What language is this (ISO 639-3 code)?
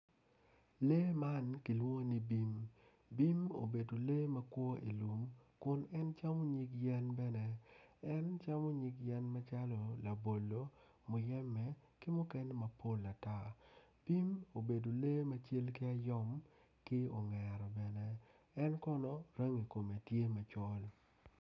ach